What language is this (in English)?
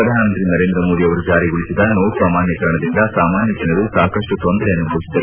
Kannada